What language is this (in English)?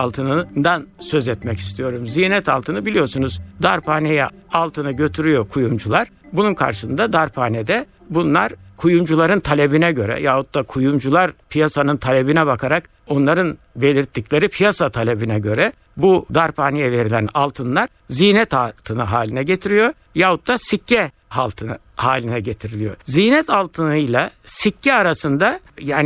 Turkish